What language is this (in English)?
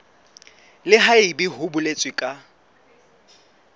Southern Sotho